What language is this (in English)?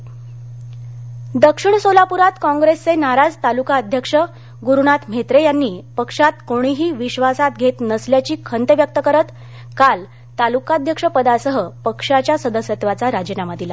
Marathi